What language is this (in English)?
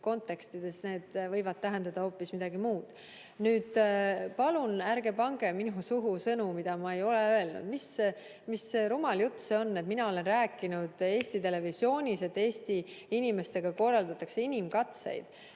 Estonian